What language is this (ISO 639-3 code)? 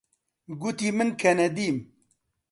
ckb